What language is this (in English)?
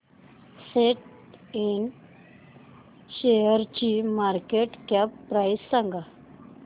Marathi